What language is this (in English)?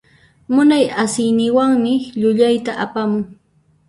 Puno Quechua